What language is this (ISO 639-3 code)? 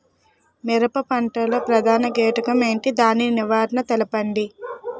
tel